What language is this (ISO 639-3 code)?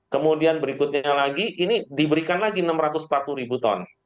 ind